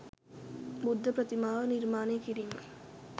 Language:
Sinhala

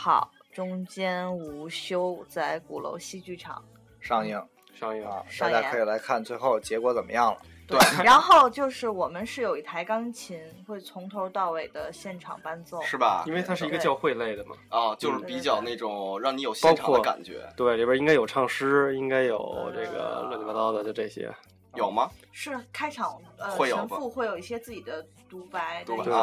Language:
Chinese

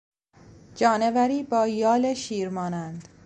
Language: Persian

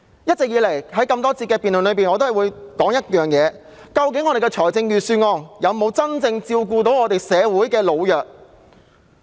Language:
Cantonese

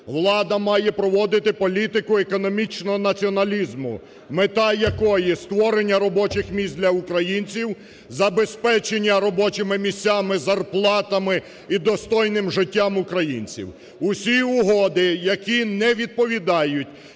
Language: Ukrainian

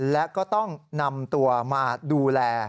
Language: Thai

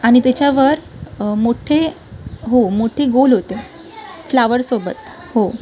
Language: Marathi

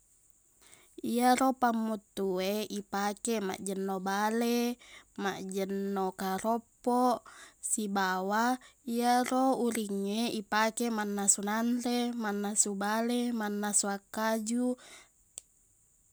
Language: Buginese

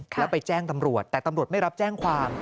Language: Thai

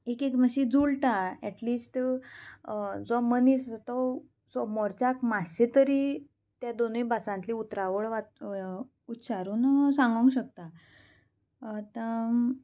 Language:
Konkani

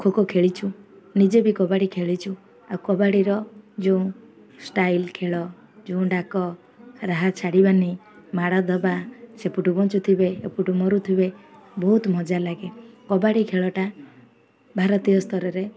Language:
Odia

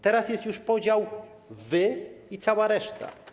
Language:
Polish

